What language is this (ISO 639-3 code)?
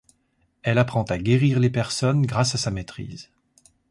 fra